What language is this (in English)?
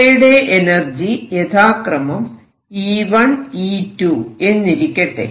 Malayalam